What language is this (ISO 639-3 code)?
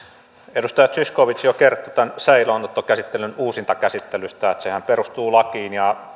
fin